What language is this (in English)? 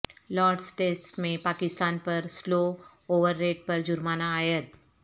Urdu